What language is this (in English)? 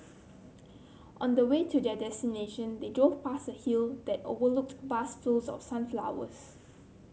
English